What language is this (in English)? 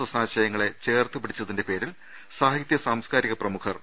Malayalam